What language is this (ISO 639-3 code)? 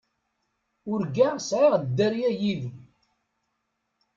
kab